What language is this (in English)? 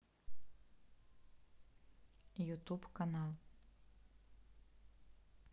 Russian